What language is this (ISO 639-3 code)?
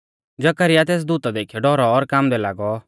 bfz